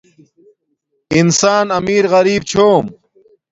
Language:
Domaaki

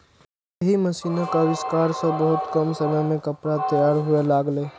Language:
Maithili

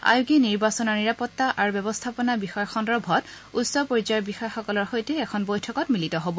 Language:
Assamese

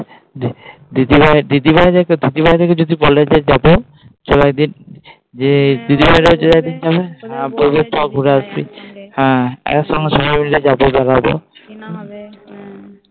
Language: Bangla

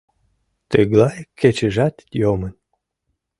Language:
Mari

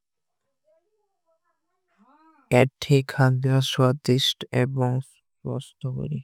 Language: Kui (India)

